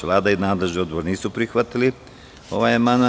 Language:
Serbian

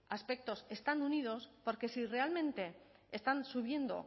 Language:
Spanish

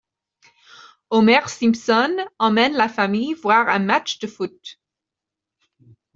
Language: French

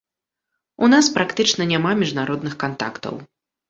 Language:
Belarusian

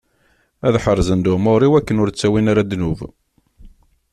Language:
Kabyle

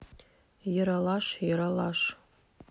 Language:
Russian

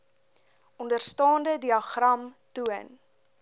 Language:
Afrikaans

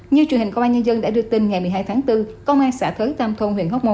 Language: Vietnamese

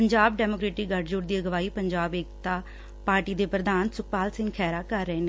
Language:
Punjabi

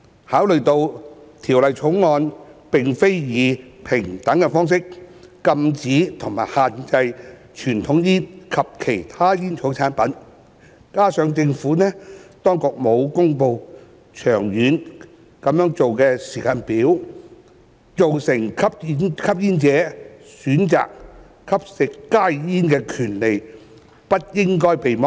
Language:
Cantonese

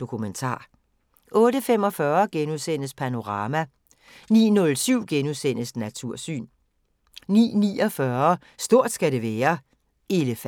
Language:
Danish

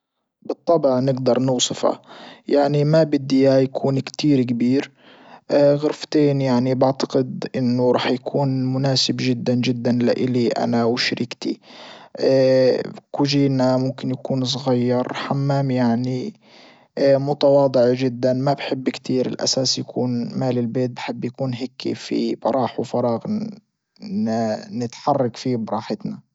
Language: Libyan Arabic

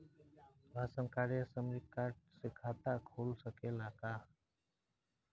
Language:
Bhojpuri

